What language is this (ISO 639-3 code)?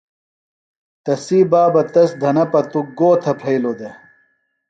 phl